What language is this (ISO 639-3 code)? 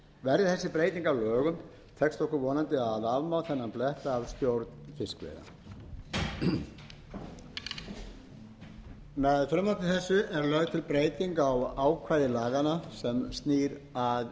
isl